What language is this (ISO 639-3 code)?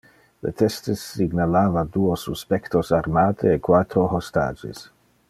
ina